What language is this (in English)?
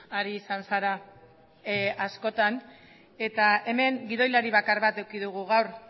Basque